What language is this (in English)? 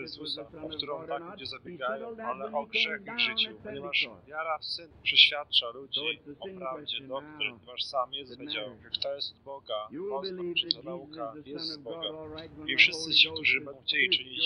Polish